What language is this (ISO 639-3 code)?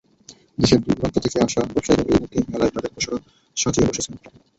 ben